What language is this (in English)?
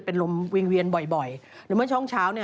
Thai